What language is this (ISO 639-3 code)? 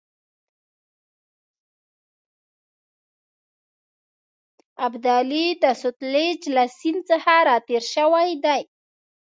pus